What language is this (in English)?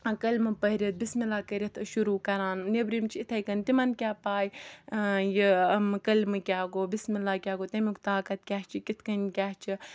Kashmiri